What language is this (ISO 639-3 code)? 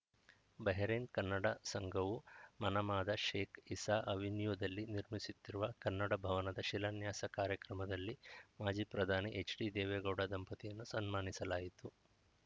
kan